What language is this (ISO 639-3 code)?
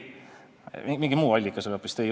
est